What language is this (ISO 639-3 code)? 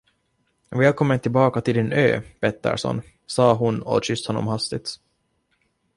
swe